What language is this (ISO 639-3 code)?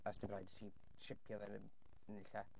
cym